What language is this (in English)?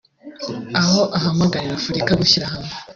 Kinyarwanda